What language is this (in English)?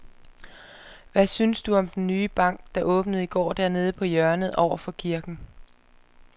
Danish